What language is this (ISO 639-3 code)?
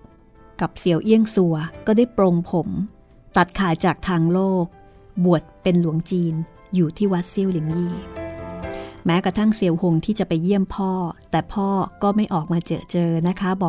tha